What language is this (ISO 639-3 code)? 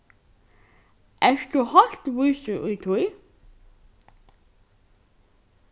fao